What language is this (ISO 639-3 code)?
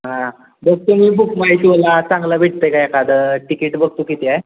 mar